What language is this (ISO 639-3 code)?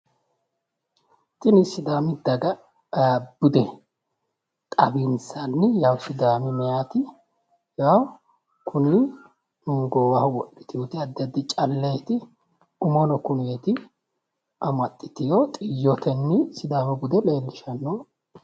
sid